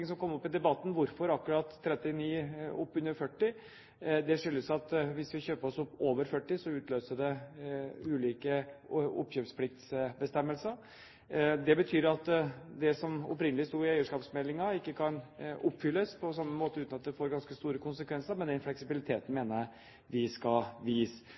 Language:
Norwegian Bokmål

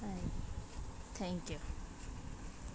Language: Kannada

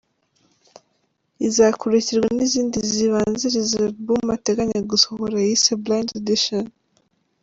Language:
Kinyarwanda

